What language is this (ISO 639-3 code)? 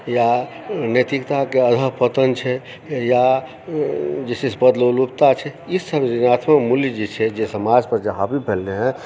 mai